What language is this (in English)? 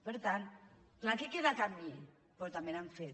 Catalan